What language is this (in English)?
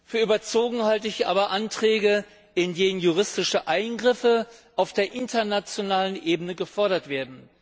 German